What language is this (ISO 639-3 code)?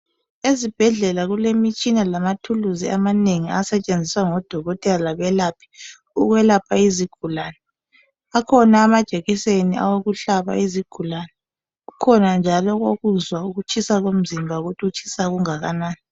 nde